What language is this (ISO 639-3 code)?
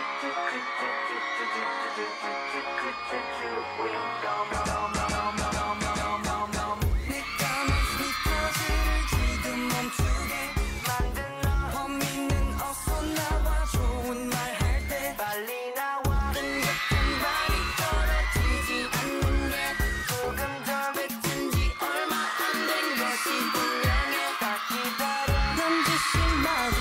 pol